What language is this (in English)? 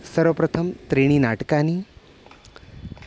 Sanskrit